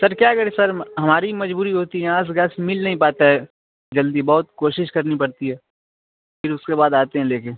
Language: Urdu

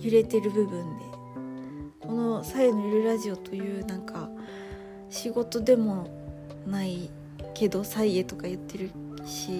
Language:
Japanese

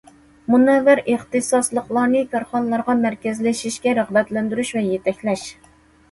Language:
Uyghur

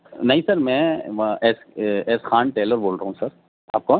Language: Urdu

